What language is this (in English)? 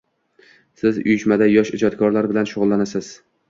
Uzbek